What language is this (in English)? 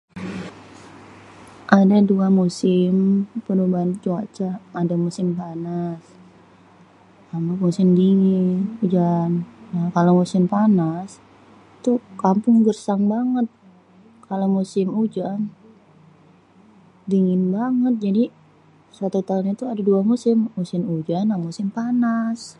Betawi